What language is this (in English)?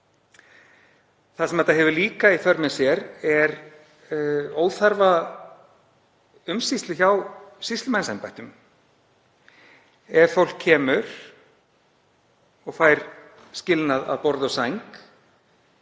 Icelandic